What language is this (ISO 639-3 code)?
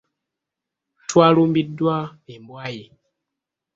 lug